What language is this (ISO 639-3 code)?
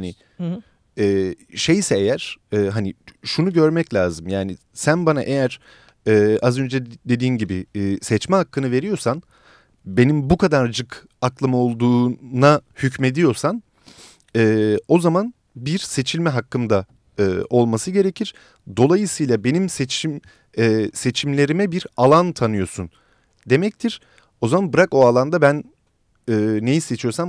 tur